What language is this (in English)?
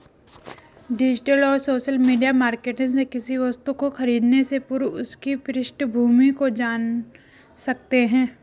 Hindi